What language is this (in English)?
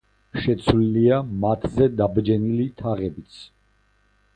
Georgian